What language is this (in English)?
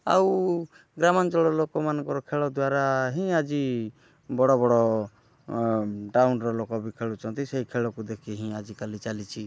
Odia